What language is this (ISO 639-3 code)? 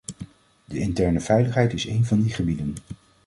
nld